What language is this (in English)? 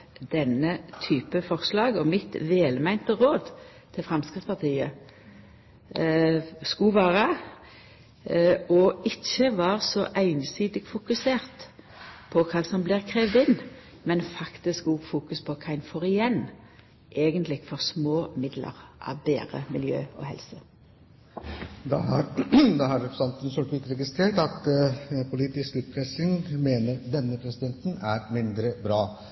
Norwegian Nynorsk